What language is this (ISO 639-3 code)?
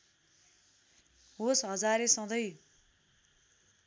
nep